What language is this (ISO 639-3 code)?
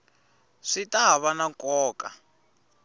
tso